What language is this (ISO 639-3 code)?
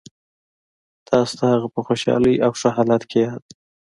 pus